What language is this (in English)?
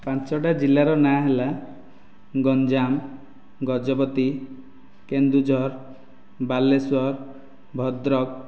Odia